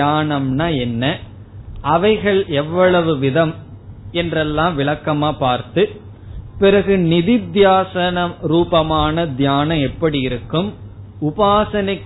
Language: Tamil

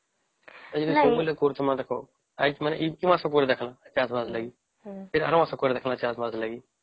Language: Odia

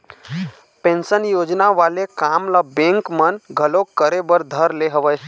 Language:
Chhattisgarhi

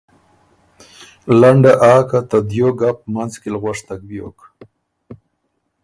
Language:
Ormuri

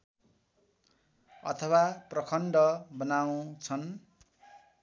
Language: Nepali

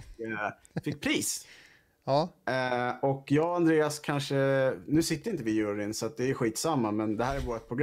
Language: Swedish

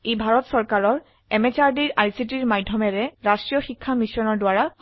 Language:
Assamese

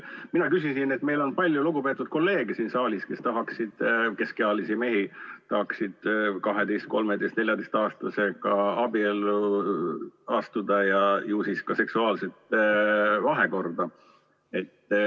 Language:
Estonian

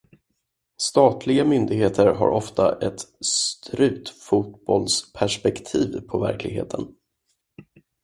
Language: Swedish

